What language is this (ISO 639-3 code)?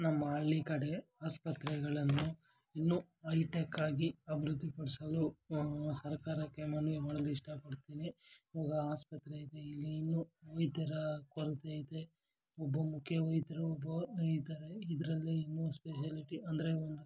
kan